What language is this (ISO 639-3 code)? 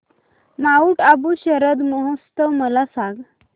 mar